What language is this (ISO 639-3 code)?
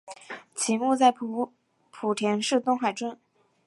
zho